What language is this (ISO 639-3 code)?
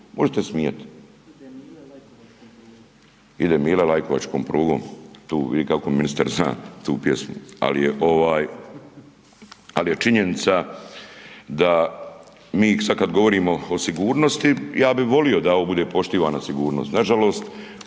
hrv